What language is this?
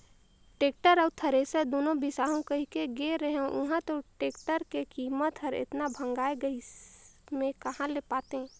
Chhattisgarhi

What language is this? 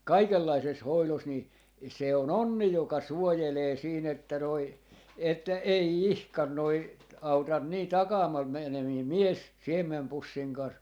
Finnish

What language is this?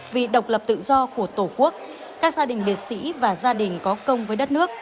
Vietnamese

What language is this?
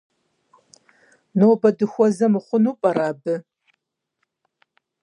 Kabardian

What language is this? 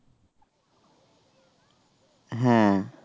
Bangla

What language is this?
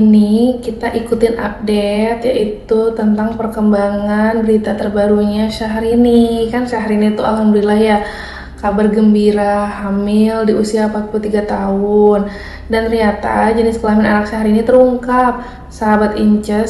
Indonesian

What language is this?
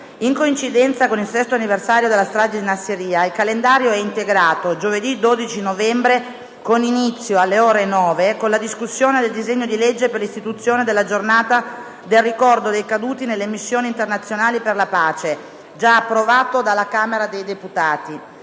Italian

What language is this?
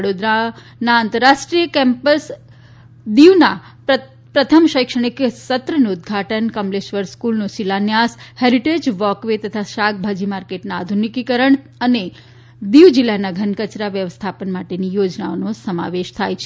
Gujarati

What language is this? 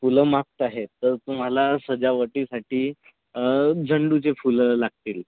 Marathi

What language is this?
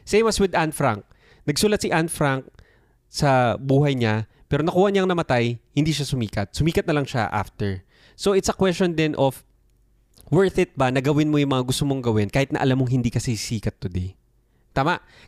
Filipino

